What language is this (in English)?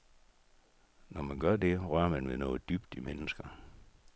Danish